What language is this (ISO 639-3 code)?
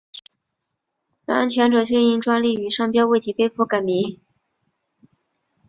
zho